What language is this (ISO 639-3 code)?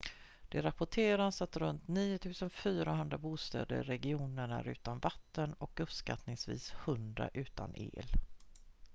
swe